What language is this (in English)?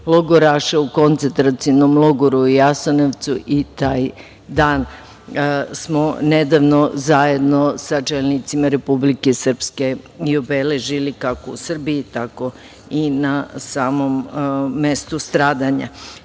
Serbian